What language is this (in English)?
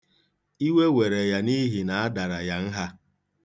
Igbo